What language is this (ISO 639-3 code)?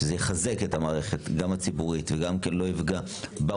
heb